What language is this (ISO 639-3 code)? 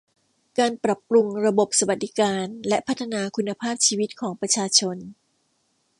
tha